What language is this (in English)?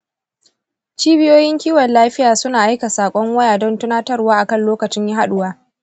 Hausa